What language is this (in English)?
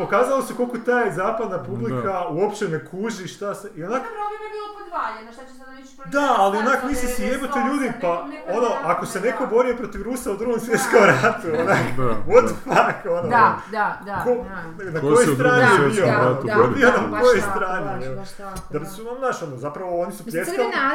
Croatian